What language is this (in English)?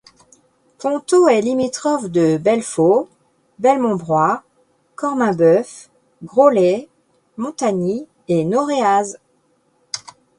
French